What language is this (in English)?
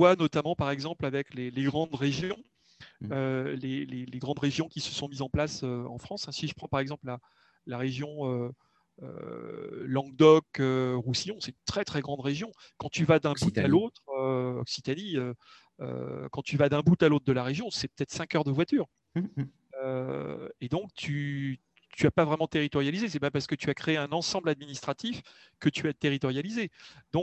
French